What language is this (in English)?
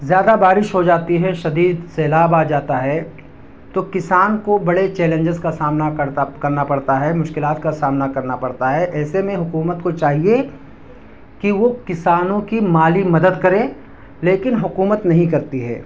Urdu